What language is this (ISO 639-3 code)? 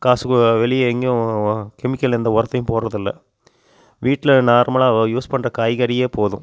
tam